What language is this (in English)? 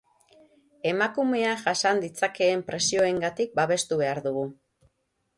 Basque